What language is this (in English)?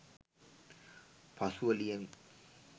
Sinhala